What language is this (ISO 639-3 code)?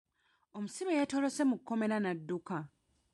lug